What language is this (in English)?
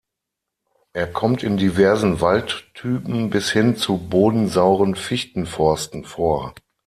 German